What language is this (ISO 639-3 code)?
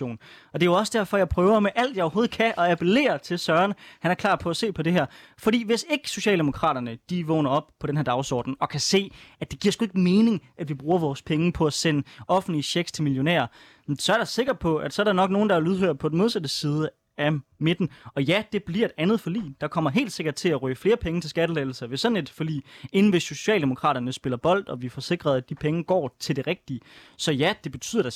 dan